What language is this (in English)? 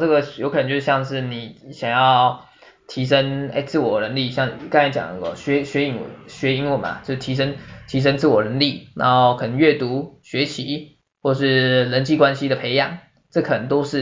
Chinese